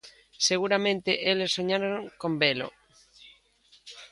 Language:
Galician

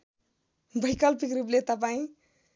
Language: Nepali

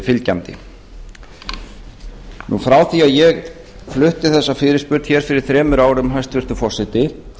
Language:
Icelandic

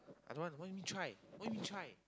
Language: English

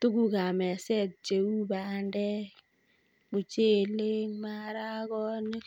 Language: Kalenjin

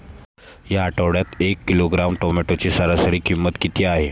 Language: Marathi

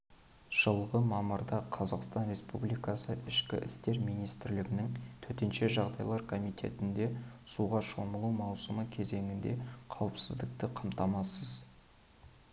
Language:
Kazakh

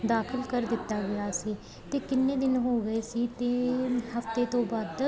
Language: Punjabi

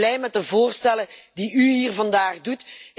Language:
Dutch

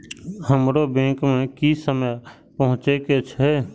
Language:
Maithili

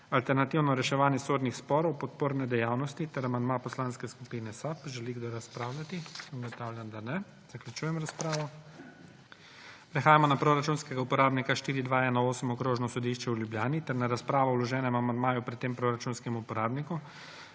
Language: Slovenian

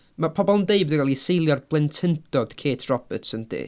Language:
Welsh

